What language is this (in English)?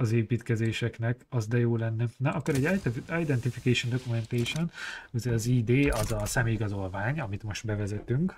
Hungarian